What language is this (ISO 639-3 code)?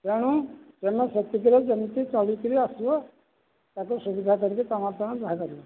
ori